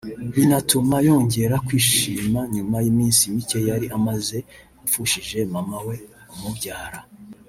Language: Kinyarwanda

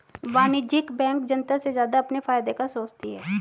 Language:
Hindi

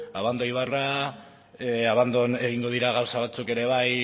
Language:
Basque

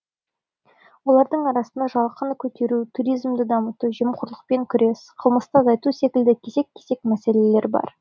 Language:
Kazakh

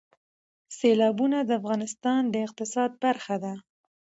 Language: Pashto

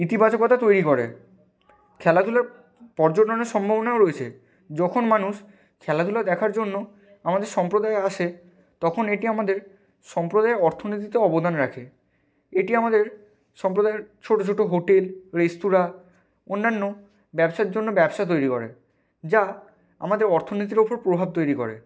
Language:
Bangla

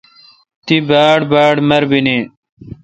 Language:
Kalkoti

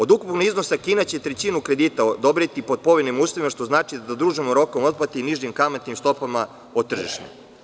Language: Serbian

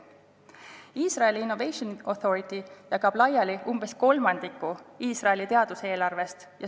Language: Estonian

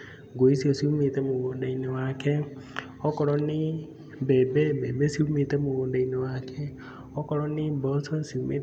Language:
Kikuyu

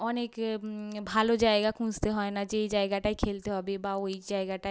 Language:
Bangla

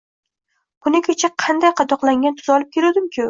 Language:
Uzbek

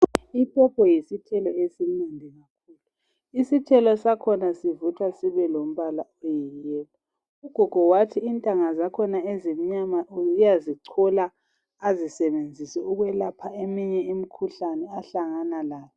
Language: North Ndebele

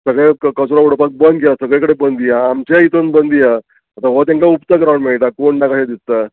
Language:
Konkani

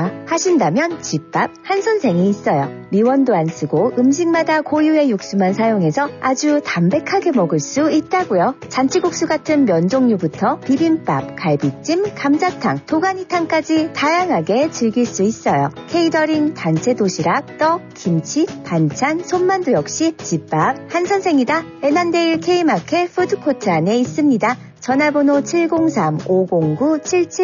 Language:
Korean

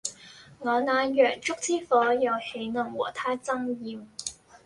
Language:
Cantonese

